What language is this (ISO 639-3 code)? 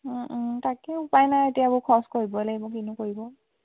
asm